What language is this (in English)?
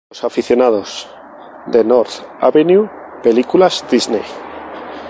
Spanish